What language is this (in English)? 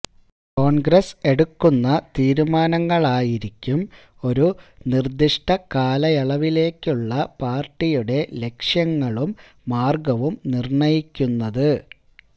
Malayalam